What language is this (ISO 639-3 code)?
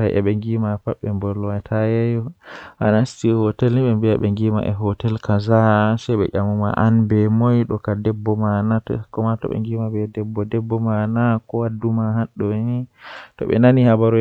fuh